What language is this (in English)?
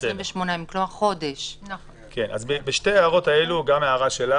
Hebrew